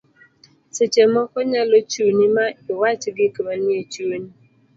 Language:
Luo (Kenya and Tanzania)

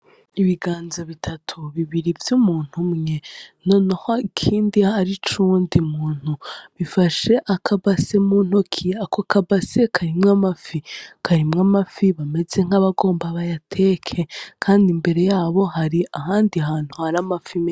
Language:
Rundi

